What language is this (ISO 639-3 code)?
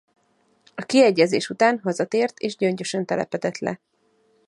hun